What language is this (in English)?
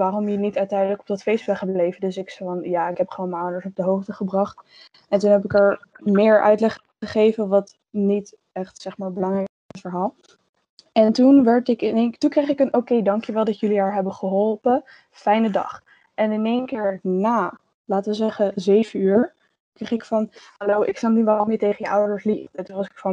Dutch